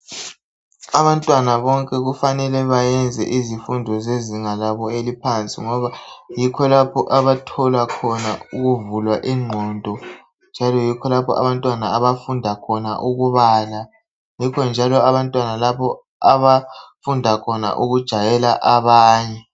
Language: North Ndebele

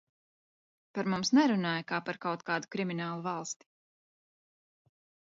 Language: Latvian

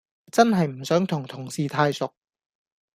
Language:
Cantonese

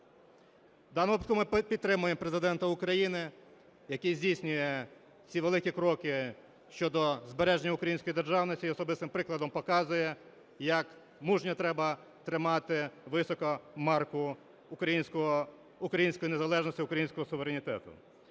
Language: Ukrainian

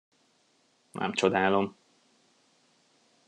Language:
Hungarian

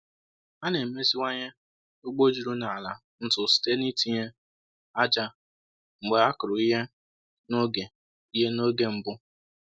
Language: Igbo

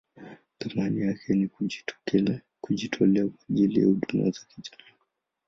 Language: Swahili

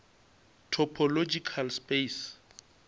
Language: Northern Sotho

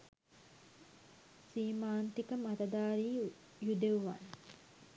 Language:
Sinhala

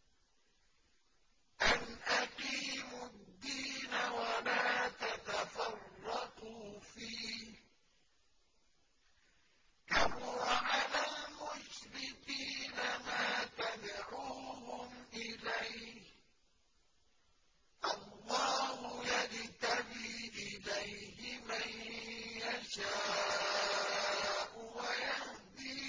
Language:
Arabic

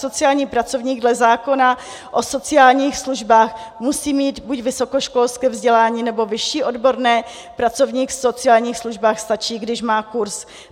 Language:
Czech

